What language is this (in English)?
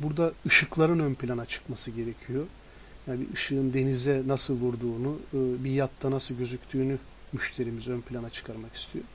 Turkish